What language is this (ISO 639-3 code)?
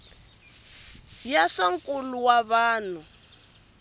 tso